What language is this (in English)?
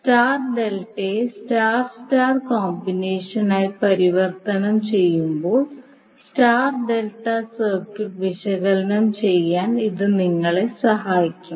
Malayalam